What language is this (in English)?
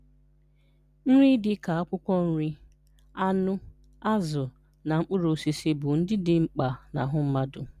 Igbo